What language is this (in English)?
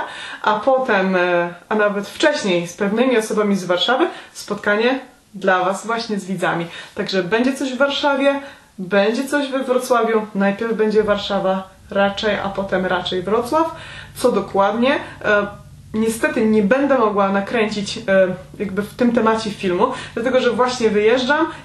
Polish